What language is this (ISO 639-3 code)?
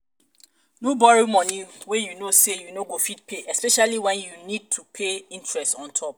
pcm